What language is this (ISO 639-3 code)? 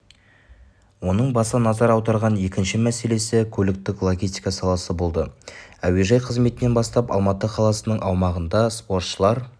kaz